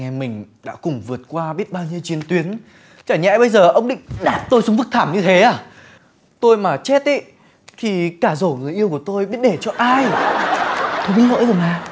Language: Vietnamese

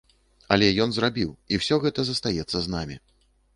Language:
Belarusian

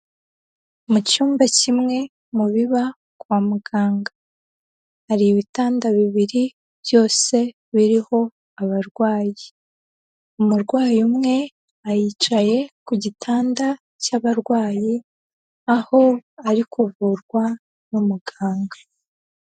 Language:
Kinyarwanda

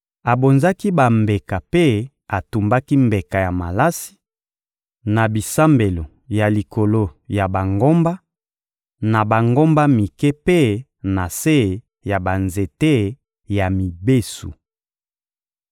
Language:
Lingala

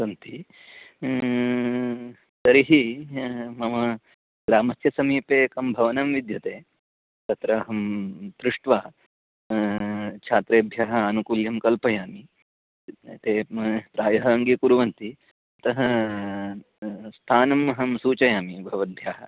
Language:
Sanskrit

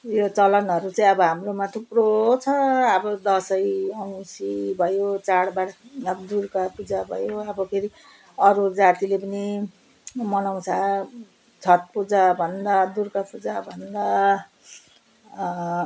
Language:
Nepali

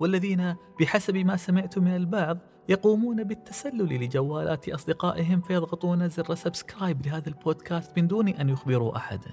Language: Arabic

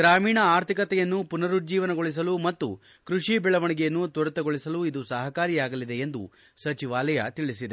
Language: Kannada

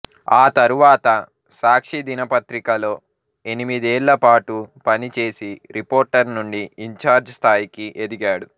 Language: Telugu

